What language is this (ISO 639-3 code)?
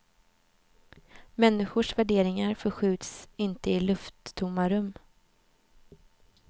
swe